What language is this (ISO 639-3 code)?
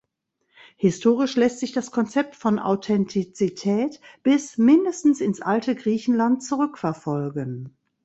deu